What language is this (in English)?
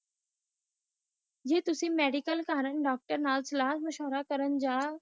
Punjabi